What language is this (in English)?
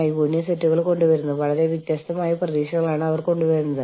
Malayalam